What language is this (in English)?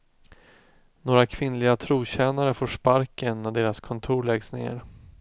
Swedish